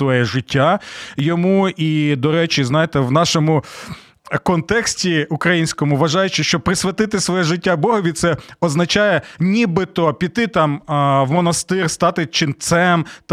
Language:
Ukrainian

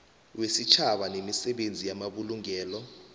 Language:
South Ndebele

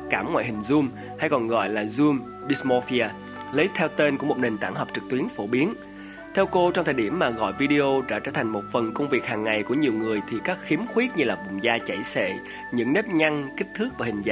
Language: Vietnamese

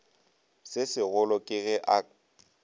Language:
Northern Sotho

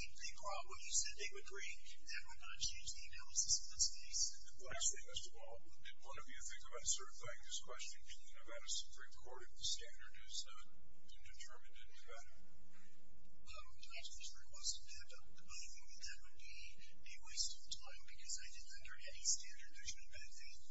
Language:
English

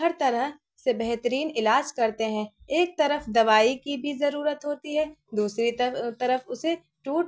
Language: Urdu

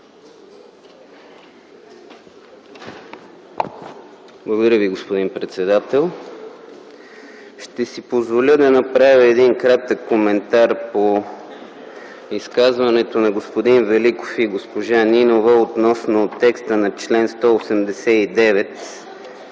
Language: Bulgarian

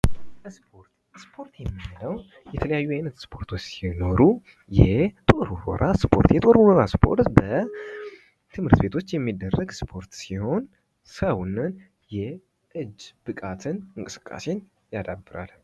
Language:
Amharic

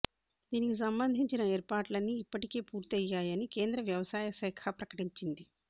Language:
Telugu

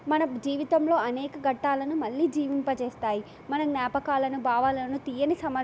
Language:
Telugu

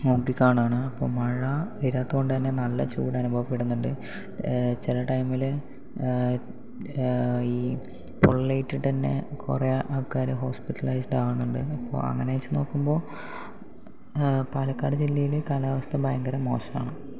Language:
Malayalam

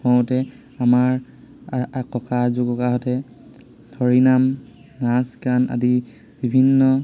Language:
Assamese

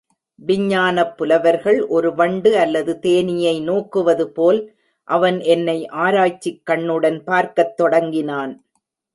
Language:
Tamil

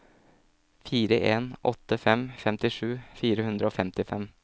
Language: Norwegian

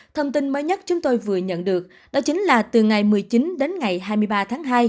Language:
Vietnamese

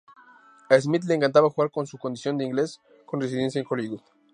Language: Spanish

